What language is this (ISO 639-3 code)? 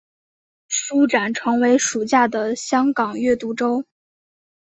zho